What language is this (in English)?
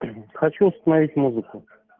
Russian